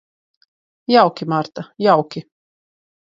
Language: Latvian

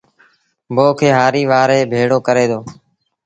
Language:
Sindhi Bhil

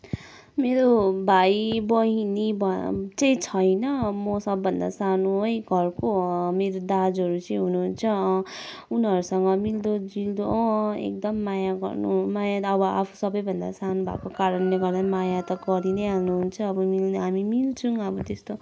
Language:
Nepali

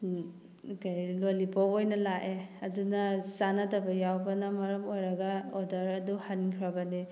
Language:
Manipuri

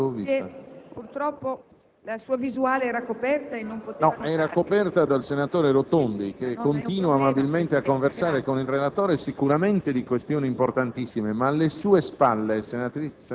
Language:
Italian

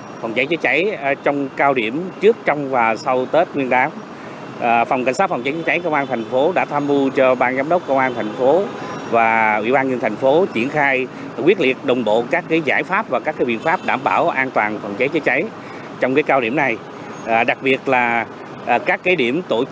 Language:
Vietnamese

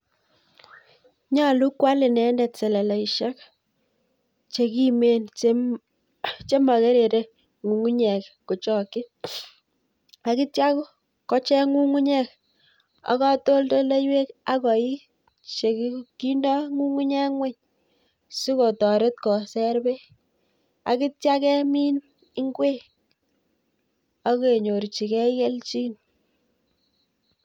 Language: Kalenjin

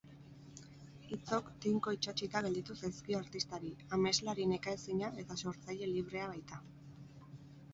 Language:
Basque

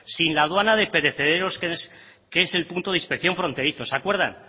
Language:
Spanish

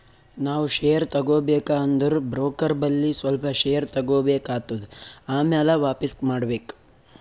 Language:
Kannada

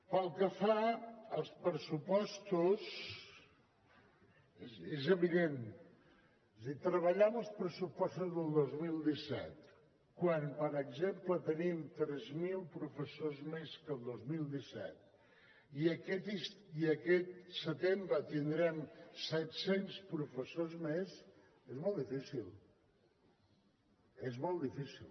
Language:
Catalan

